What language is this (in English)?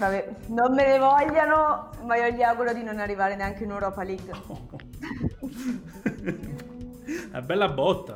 Italian